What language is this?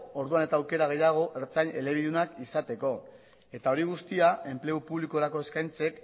Basque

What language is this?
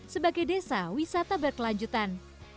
Indonesian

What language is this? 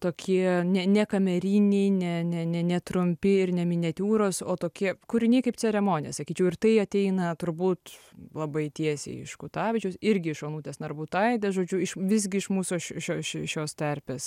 Lithuanian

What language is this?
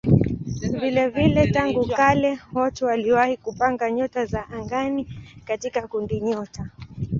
Swahili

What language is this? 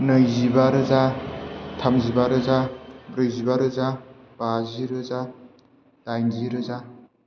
Bodo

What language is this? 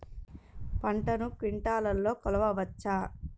Telugu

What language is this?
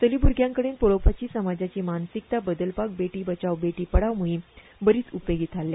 Konkani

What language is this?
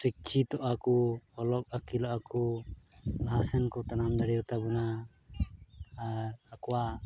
Santali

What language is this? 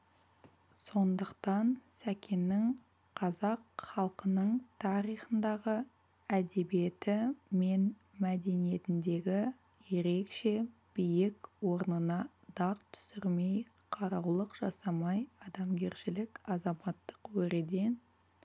Kazakh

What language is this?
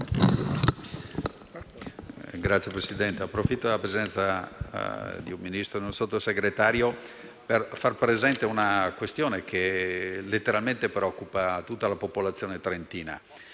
Italian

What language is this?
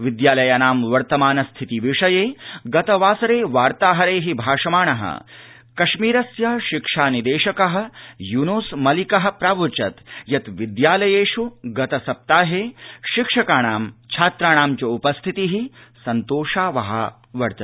Sanskrit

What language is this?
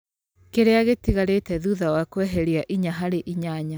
Kikuyu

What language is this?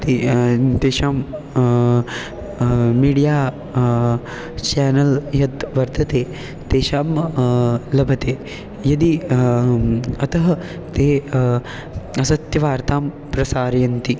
Sanskrit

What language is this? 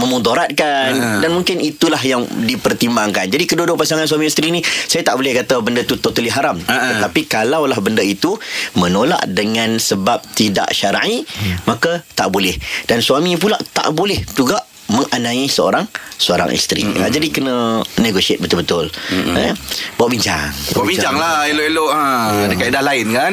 Malay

